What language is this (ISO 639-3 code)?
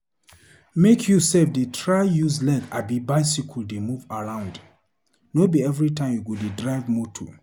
pcm